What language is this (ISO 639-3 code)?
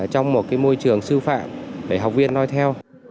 vie